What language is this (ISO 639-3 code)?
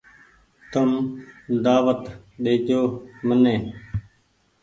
gig